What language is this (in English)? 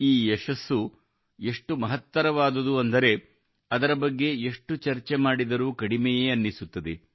Kannada